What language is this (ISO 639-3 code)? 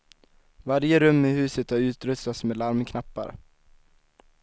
swe